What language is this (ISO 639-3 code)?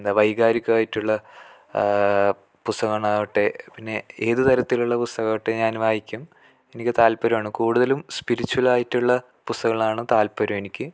mal